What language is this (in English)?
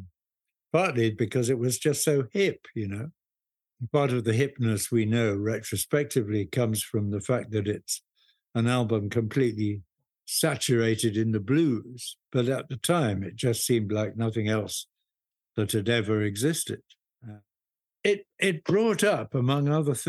English